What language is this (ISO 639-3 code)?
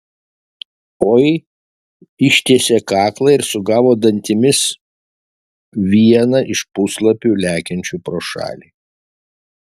lit